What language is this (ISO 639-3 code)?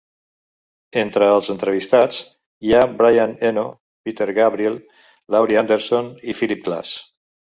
cat